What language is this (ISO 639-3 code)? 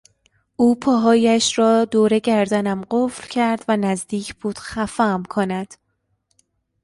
fas